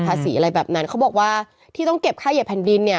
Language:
Thai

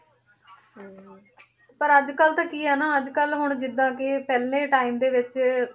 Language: Punjabi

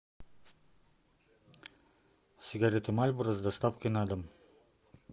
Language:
Russian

